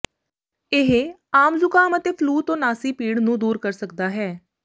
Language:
Punjabi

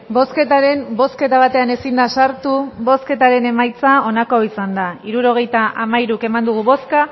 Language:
Basque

